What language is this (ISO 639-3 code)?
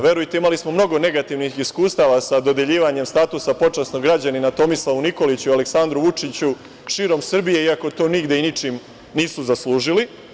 srp